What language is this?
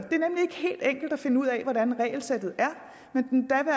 Danish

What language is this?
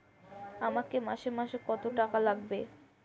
Bangla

